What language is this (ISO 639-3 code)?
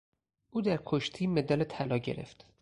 fas